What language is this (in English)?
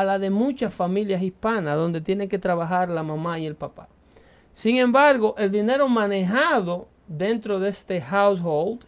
Spanish